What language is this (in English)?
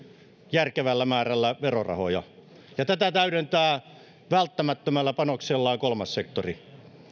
Finnish